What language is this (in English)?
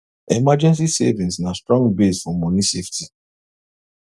Nigerian Pidgin